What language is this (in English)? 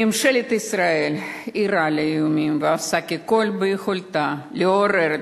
Hebrew